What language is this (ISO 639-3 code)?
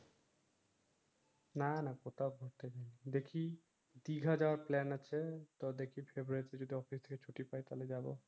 ben